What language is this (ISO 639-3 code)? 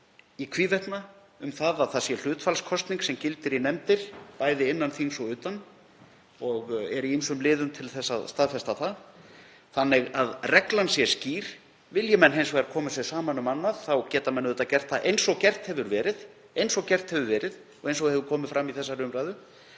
isl